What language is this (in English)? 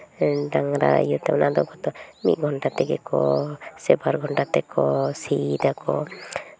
Santali